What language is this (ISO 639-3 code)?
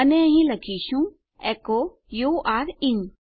guj